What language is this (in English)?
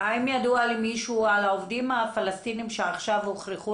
Hebrew